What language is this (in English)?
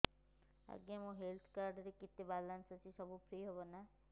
Odia